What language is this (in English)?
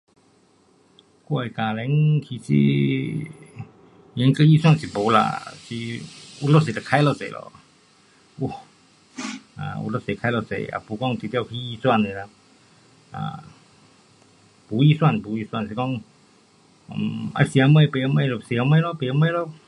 Pu-Xian Chinese